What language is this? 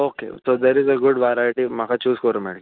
Konkani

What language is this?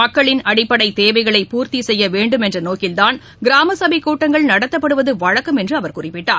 Tamil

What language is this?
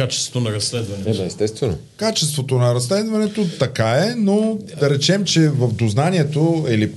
Bulgarian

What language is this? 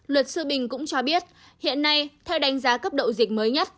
Vietnamese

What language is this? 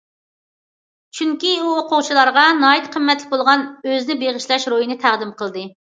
Uyghur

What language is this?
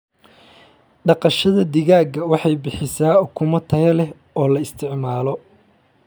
Somali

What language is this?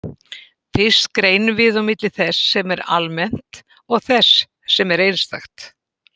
Icelandic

